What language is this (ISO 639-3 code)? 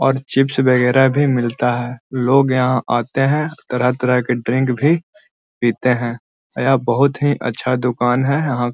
mag